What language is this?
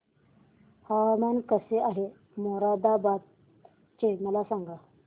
Marathi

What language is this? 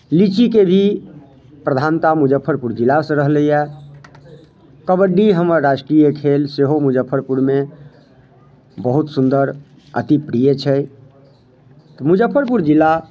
Maithili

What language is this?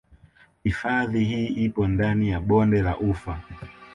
Swahili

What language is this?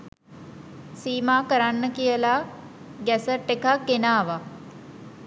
Sinhala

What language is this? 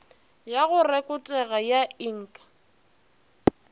Northern Sotho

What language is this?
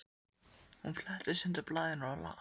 Icelandic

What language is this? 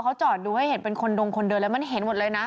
Thai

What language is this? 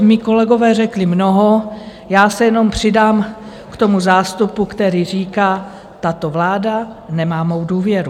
Czech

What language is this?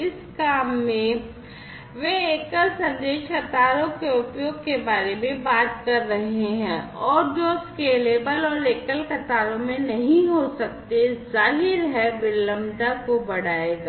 Hindi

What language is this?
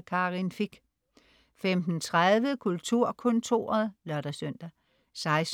Danish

